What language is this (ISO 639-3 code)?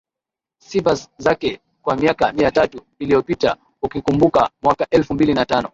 swa